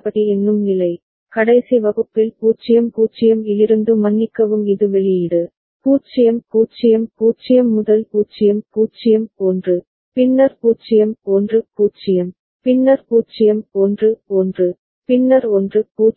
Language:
Tamil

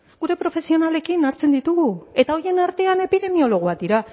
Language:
Basque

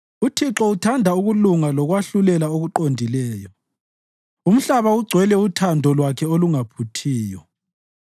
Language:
North Ndebele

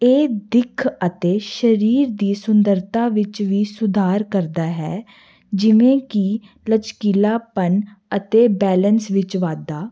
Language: Punjabi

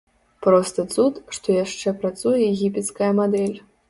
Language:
Belarusian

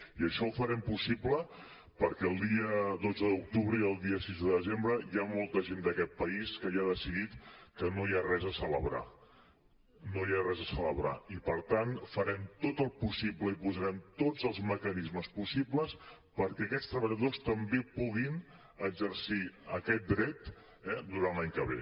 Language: Catalan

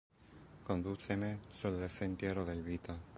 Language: Interlingua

